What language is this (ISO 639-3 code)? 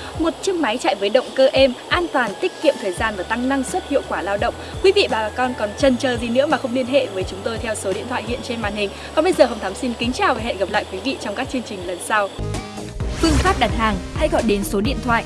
vie